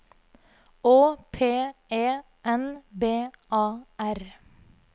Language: Norwegian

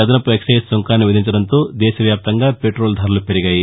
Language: Telugu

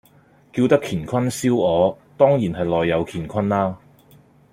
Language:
Cantonese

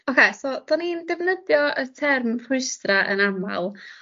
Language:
Welsh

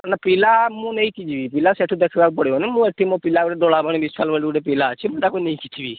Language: Odia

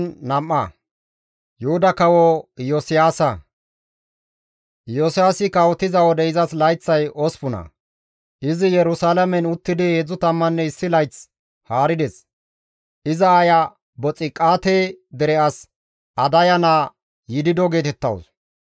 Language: Gamo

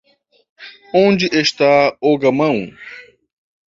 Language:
Portuguese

